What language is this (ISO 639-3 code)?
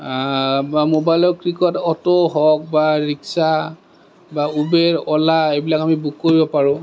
asm